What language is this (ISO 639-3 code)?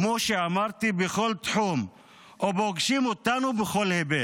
heb